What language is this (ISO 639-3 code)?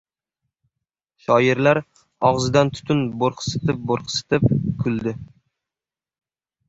uzb